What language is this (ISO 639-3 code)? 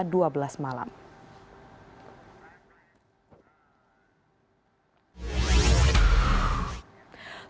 ind